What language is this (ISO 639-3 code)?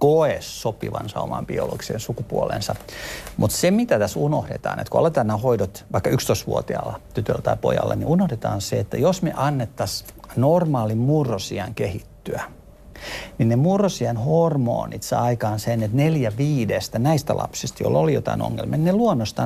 fin